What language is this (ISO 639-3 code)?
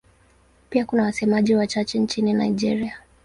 swa